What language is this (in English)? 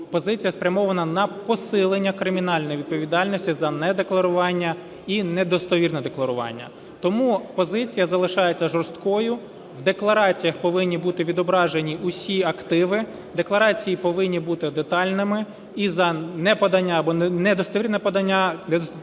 Ukrainian